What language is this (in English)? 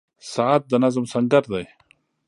Pashto